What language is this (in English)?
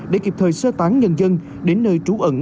Vietnamese